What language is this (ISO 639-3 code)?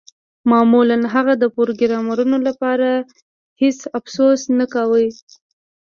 pus